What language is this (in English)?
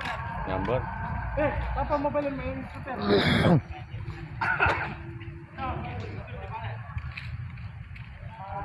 Indonesian